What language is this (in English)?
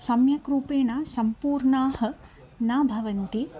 Sanskrit